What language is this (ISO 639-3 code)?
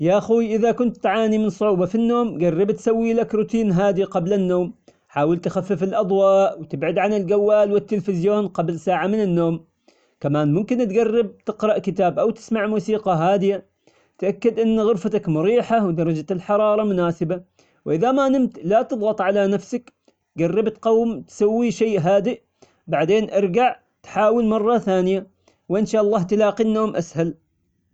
acx